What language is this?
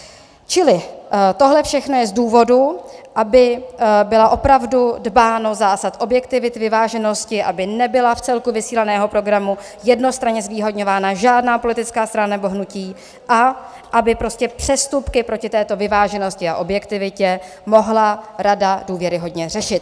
Czech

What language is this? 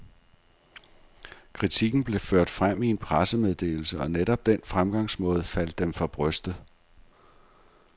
Danish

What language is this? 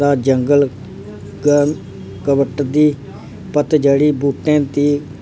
Dogri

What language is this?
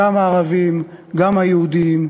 Hebrew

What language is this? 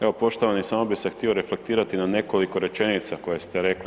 Croatian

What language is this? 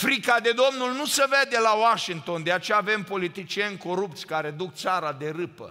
Romanian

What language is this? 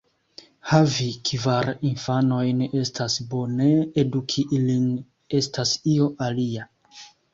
Esperanto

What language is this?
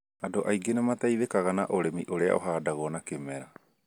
Kikuyu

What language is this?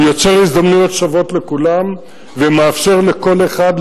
Hebrew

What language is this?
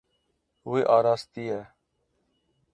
Kurdish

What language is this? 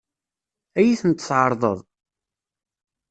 Kabyle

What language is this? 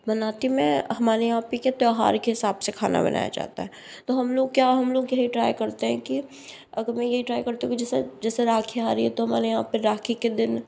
Hindi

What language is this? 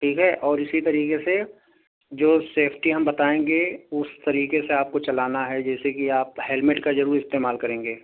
Urdu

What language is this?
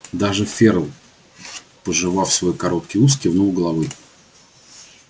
Russian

